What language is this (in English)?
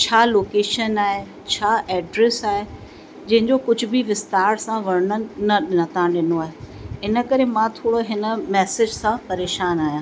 Sindhi